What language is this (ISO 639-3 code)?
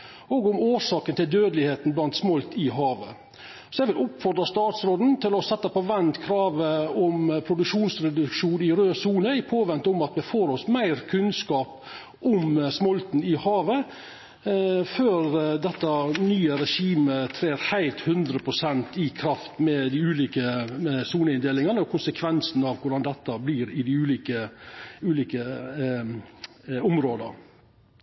nno